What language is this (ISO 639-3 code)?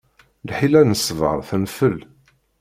kab